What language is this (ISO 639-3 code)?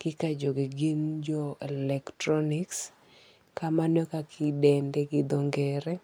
luo